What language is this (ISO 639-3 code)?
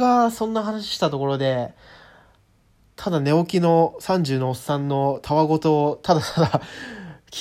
jpn